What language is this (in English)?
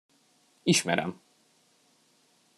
Hungarian